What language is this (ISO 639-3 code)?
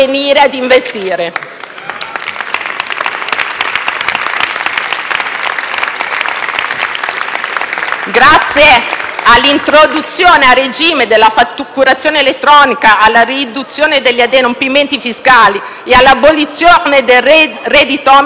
ita